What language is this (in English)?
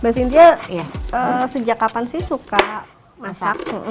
Indonesian